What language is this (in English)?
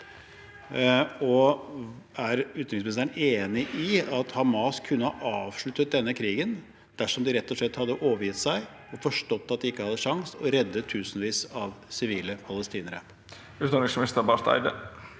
Norwegian